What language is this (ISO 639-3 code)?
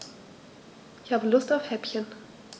deu